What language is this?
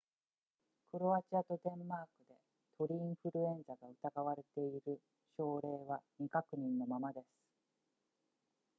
Japanese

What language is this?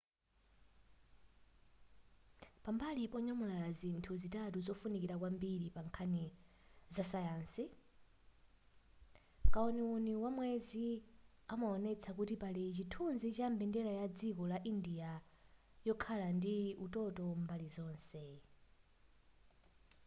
Nyanja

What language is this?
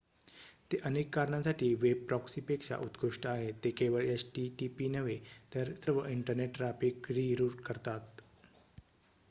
Marathi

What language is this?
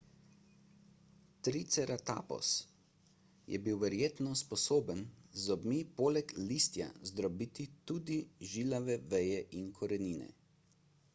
Slovenian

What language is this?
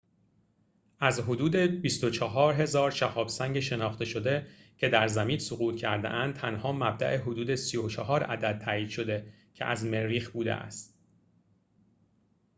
Persian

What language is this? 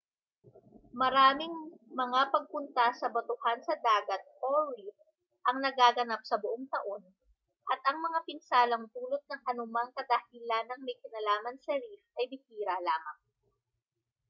Filipino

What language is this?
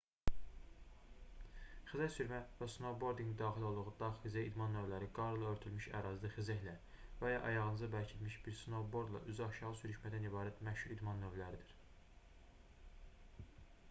Azerbaijani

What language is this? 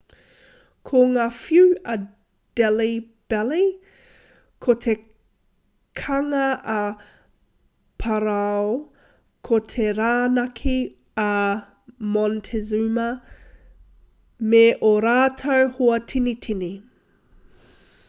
Māori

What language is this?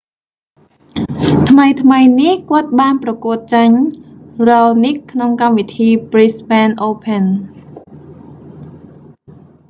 Khmer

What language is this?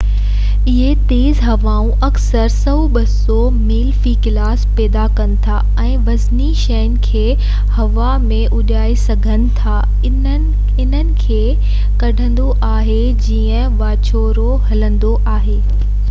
Sindhi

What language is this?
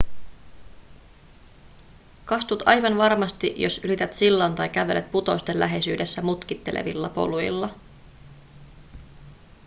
Finnish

